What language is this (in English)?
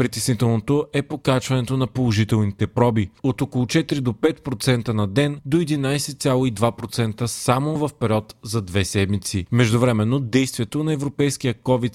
Bulgarian